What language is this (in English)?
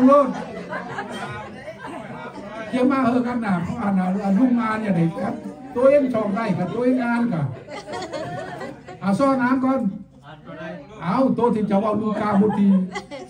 Thai